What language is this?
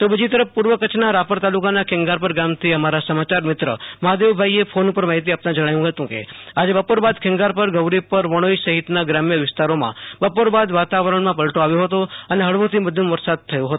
Gujarati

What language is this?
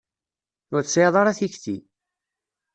Kabyle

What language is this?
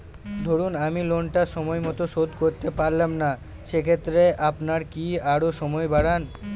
Bangla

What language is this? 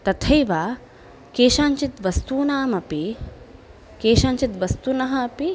Sanskrit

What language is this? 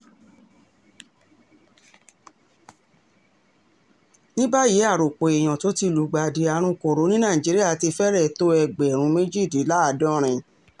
Yoruba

